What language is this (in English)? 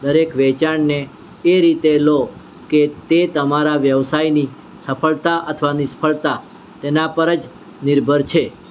Gujarati